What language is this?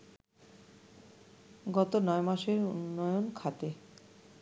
Bangla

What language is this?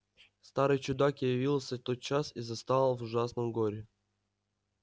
Russian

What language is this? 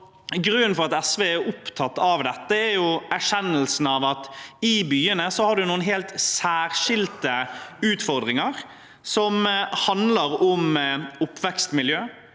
Norwegian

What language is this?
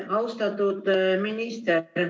Estonian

